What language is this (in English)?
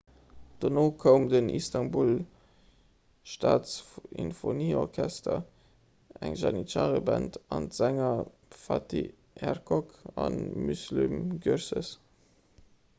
Luxembourgish